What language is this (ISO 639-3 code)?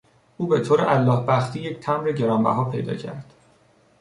fas